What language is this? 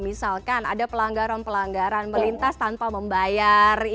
Indonesian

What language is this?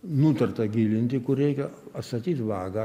Lithuanian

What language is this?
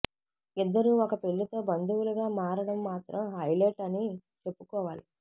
Telugu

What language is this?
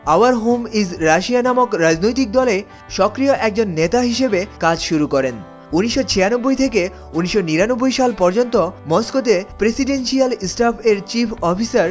Bangla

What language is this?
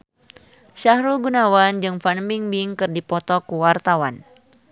Sundanese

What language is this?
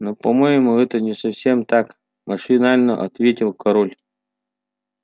Russian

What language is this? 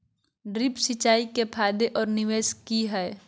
Magahi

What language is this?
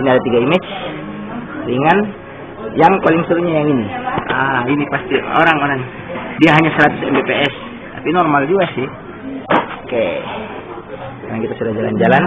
Indonesian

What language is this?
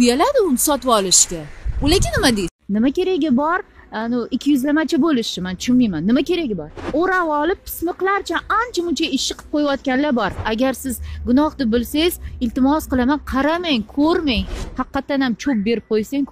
Turkish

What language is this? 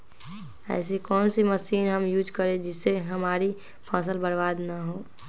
Magahi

